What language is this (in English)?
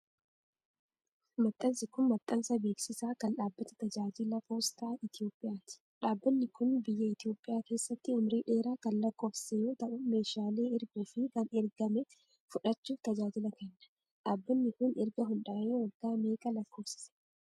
Oromo